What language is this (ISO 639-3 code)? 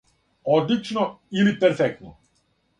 srp